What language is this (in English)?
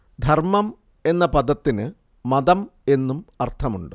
Malayalam